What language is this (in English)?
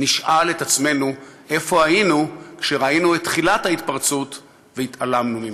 Hebrew